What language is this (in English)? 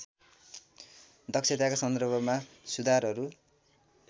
Nepali